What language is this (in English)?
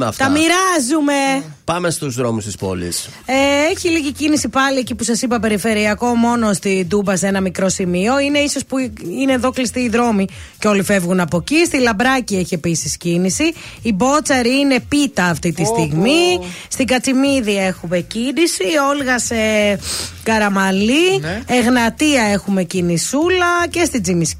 Greek